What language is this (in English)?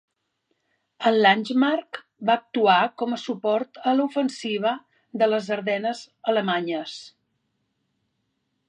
Catalan